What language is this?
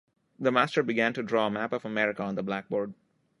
English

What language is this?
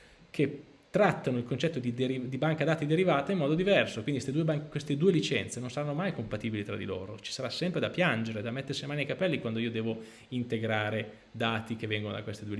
Italian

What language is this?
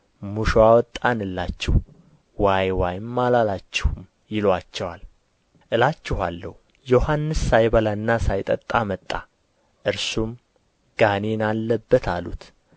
Amharic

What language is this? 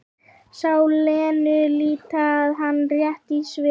Icelandic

